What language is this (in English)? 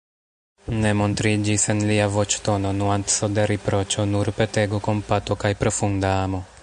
Esperanto